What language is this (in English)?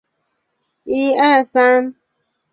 Chinese